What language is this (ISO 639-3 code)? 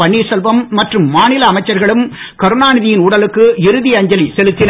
tam